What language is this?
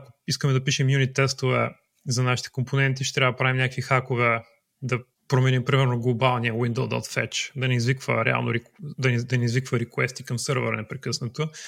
Bulgarian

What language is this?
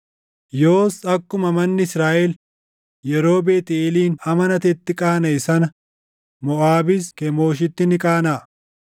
Oromo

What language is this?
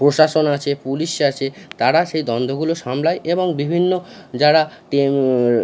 Bangla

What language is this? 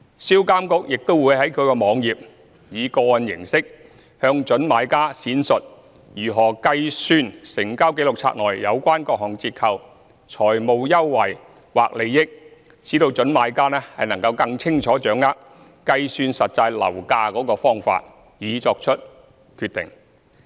Cantonese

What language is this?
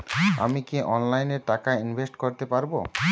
Bangla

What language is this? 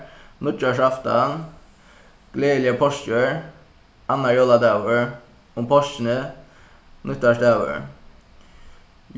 Faroese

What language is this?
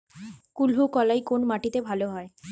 Bangla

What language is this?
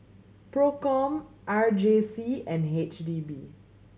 English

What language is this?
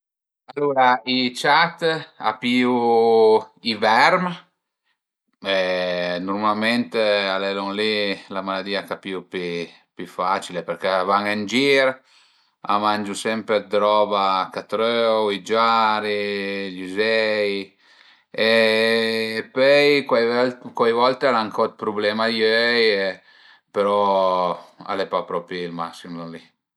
Piedmontese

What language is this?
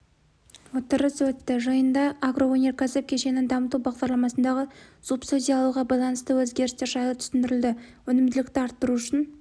Kazakh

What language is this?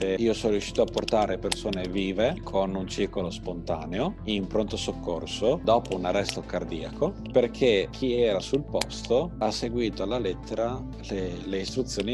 Italian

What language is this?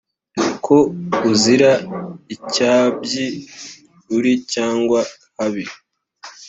Kinyarwanda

